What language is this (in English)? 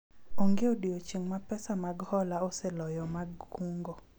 Luo (Kenya and Tanzania)